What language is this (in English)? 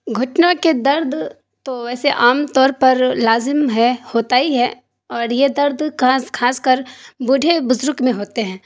Urdu